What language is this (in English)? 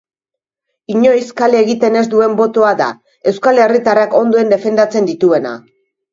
Basque